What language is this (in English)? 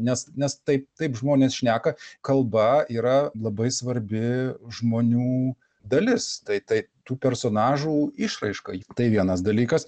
Lithuanian